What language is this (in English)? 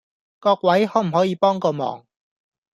Cantonese